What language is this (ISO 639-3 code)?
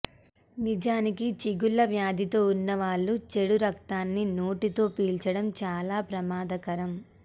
tel